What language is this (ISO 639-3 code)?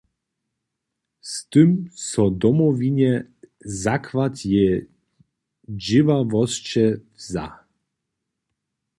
hsb